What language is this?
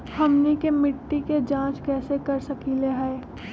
Magahi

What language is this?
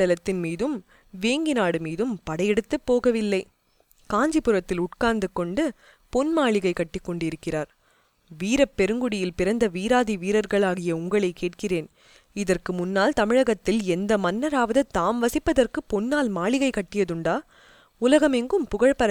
Tamil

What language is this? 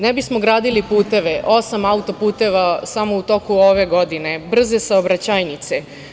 Serbian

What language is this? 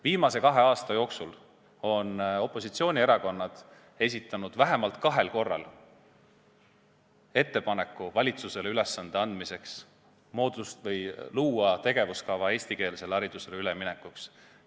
Estonian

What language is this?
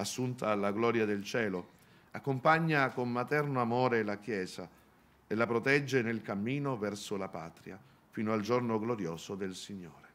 Italian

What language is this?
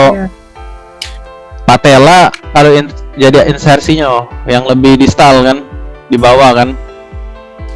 Indonesian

